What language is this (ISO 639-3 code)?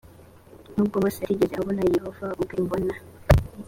kin